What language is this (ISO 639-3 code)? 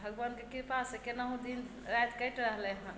mai